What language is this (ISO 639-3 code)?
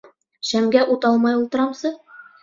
bak